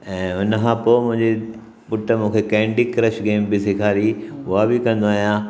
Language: Sindhi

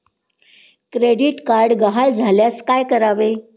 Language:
Marathi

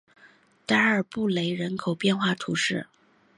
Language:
Chinese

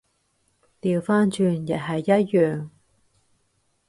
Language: Cantonese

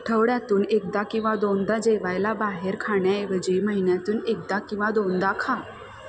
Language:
Marathi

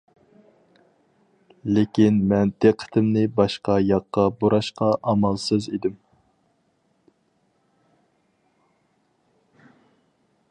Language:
Uyghur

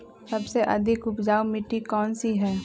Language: Magahi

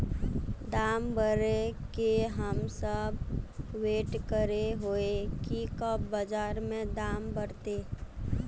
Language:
Magahi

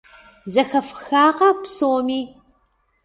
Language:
Kabardian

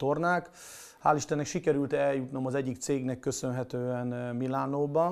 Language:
Hungarian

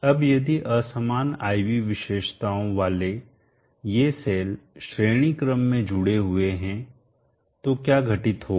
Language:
Hindi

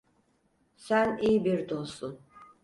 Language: Turkish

